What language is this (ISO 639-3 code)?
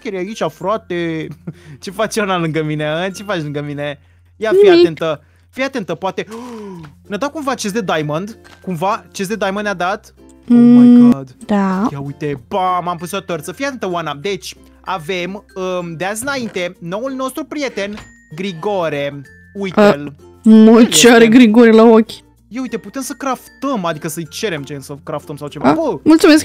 ron